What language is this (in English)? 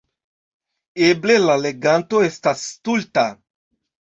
Esperanto